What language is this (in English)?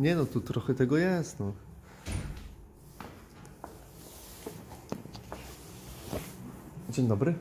Polish